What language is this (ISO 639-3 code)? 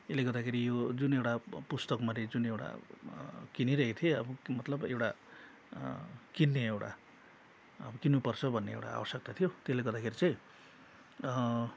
nep